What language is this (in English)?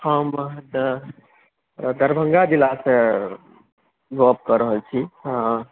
Maithili